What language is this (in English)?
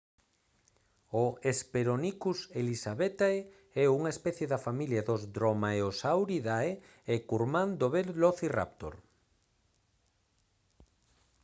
Galician